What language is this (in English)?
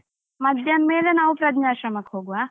Kannada